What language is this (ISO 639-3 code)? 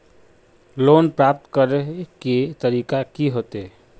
mag